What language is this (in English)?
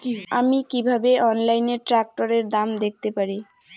Bangla